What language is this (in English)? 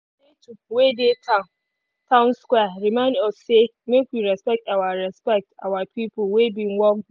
Nigerian Pidgin